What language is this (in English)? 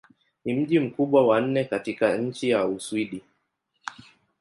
Swahili